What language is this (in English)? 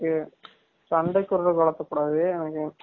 Tamil